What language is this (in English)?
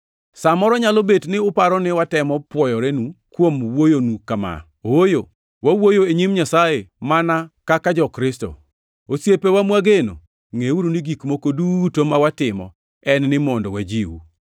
Luo (Kenya and Tanzania)